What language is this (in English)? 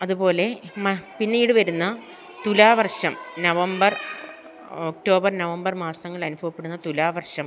Malayalam